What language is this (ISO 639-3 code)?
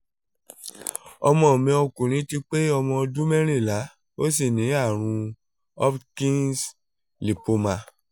yor